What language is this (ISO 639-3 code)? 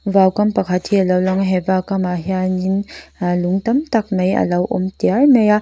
lus